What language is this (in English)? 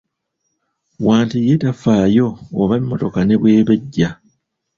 Ganda